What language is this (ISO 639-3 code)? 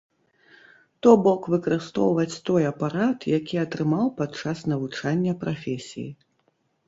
bel